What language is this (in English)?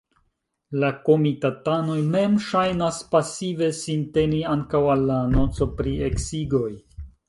Esperanto